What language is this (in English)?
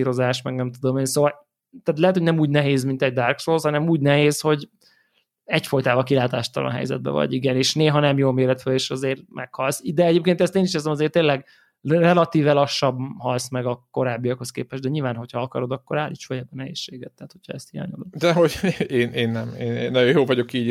Hungarian